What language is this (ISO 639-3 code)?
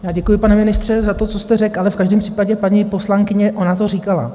ces